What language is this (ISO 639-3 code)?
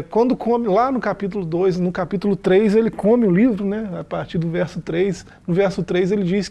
por